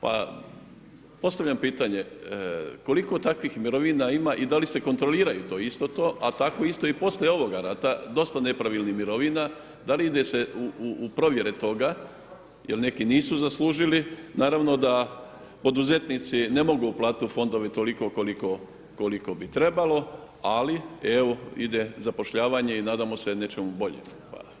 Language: Croatian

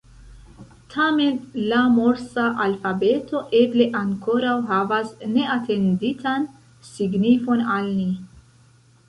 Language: Esperanto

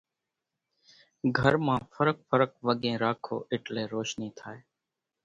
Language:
Kachi Koli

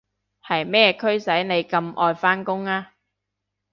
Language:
Cantonese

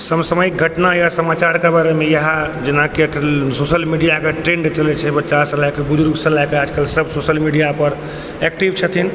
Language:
Maithili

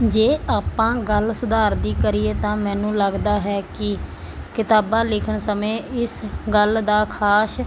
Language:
Punjabi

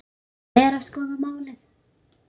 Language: Icelandic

